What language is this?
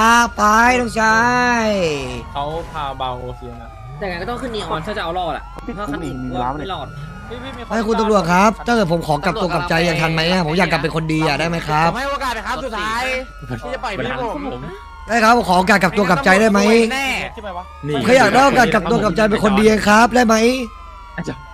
Thai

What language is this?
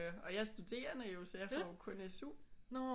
Danish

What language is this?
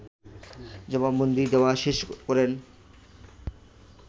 Bangla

